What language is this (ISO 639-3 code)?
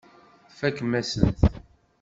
kab